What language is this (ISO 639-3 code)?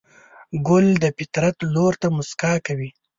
pus